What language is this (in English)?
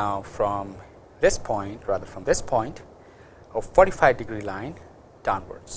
English